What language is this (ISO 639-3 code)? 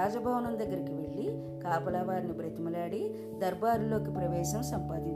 tel